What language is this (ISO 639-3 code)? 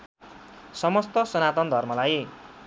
nep